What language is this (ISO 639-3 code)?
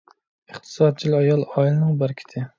uig